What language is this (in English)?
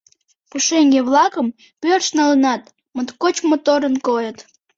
Mari